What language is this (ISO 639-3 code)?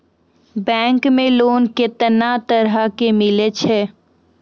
mai